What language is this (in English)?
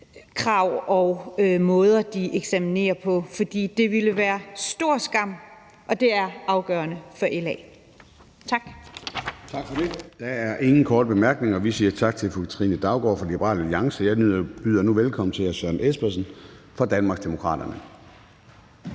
Danish